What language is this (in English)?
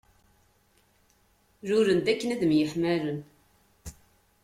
Kabyle